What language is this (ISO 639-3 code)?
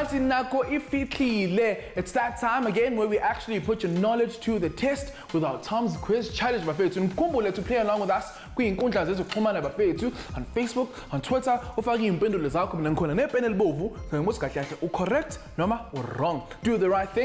eng